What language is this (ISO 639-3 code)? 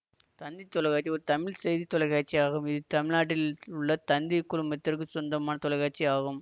tam